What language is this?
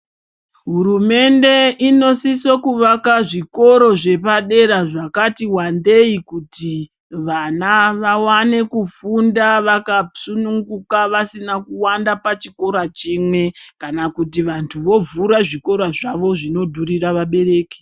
Ndau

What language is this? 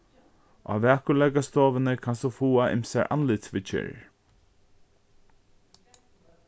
Faroese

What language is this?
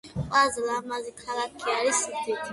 Georgian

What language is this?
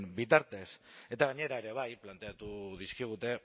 Basque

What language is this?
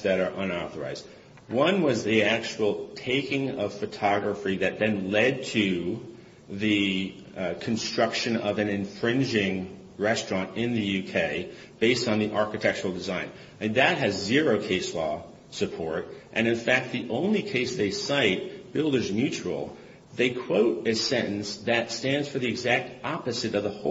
English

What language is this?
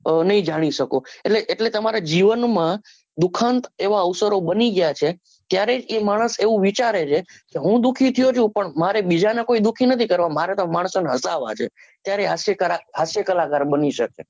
Gujarati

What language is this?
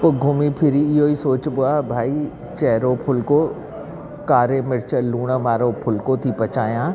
Sindhi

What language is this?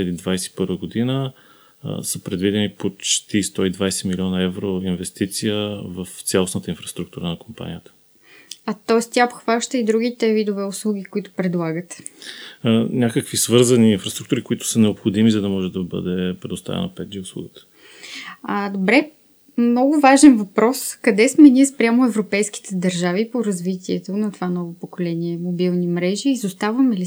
Bulgarian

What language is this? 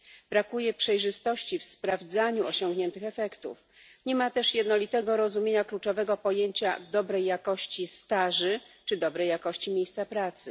Polish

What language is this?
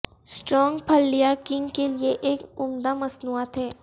Urdu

